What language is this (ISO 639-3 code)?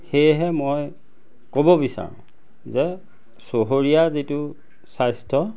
asm